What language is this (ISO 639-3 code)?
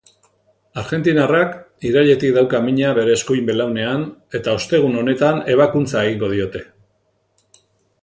eus